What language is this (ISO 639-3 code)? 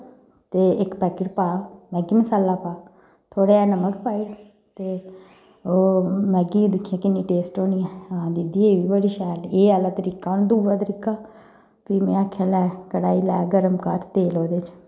doi